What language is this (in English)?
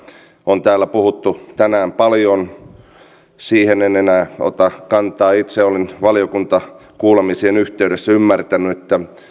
Finnish